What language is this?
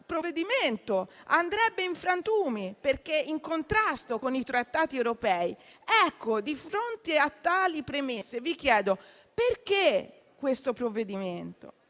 Italian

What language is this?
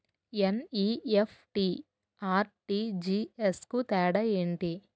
Telugu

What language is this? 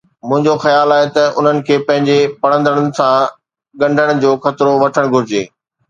Sindhi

